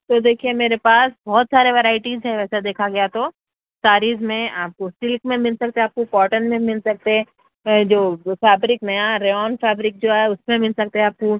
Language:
Urdu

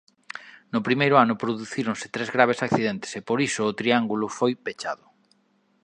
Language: Galician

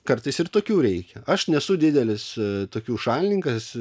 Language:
Lithuanian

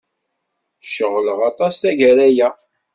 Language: Kabyle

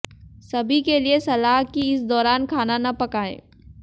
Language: Hindi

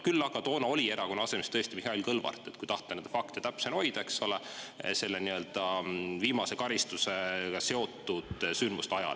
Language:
Estonian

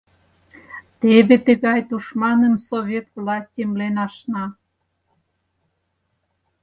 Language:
Mari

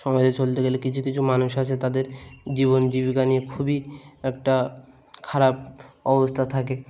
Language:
Bangla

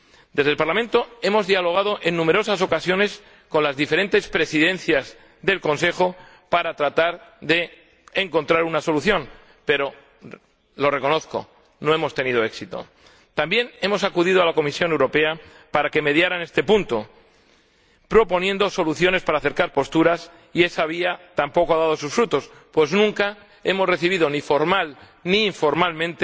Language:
Spanish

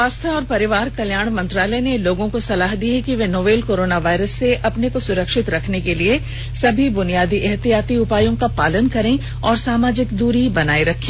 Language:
Hindi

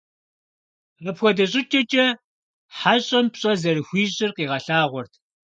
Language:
Kabardian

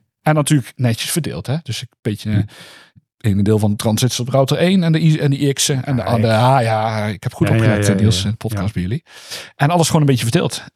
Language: Dutch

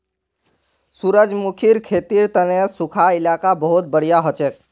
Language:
Magahi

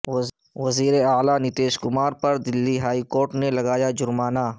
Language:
Urdu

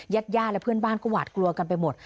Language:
Thai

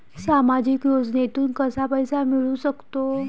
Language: Marathi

